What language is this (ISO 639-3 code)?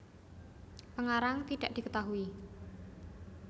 jav